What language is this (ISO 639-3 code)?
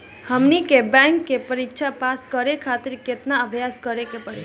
bho